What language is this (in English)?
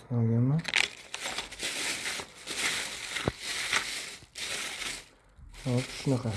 Turkish